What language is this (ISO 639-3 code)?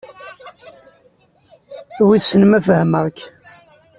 kab